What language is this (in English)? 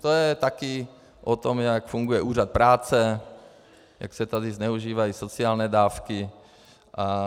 Czech